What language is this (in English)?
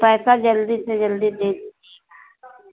Hindi